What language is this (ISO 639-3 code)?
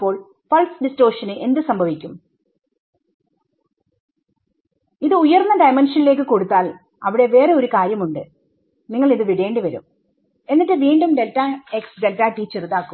mal